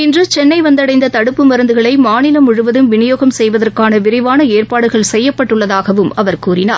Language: Tamil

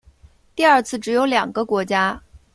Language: Chinese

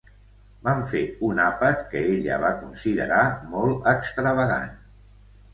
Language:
Catalan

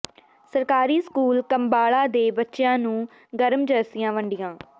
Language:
Punjabi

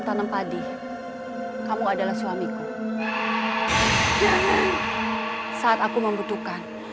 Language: Indonesian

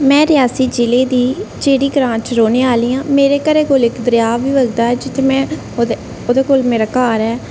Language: Dogri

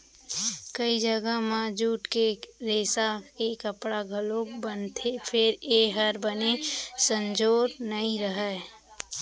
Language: Chhattisgarhi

